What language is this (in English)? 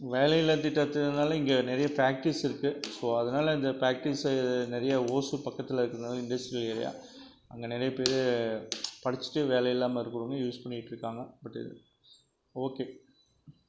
Tamil